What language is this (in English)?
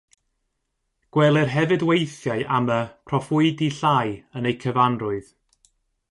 Welsh